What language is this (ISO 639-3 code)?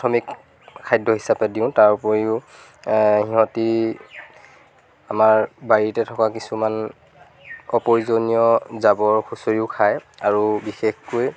asm